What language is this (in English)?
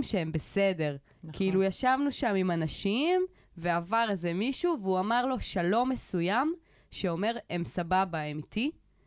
Hebrew